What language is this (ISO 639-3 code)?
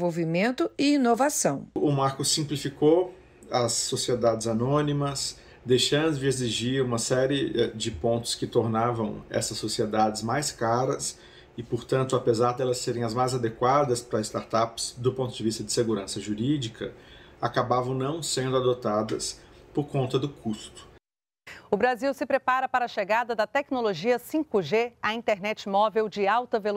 por